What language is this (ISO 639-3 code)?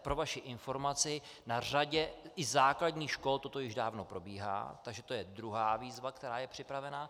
ces